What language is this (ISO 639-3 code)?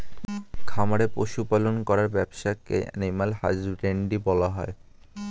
ben